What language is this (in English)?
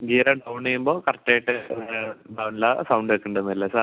Malayalam